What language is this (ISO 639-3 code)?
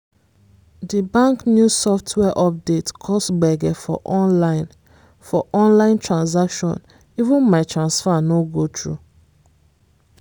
pcm